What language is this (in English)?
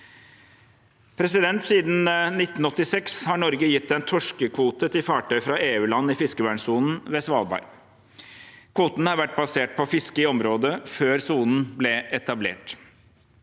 Norwegian